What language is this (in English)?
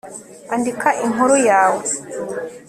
Kinyarwanda